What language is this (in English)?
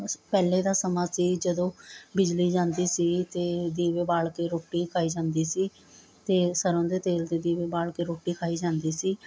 Punjabi